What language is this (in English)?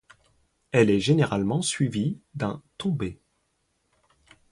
French